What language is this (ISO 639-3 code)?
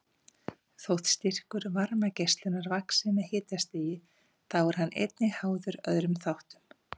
isl